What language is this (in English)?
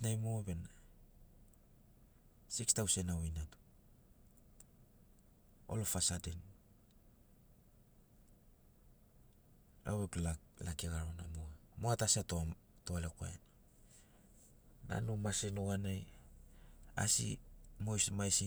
Sinaugoro